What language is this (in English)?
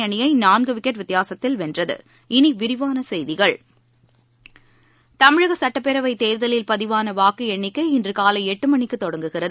Tamil